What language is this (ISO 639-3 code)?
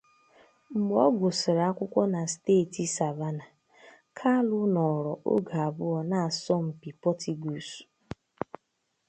ibo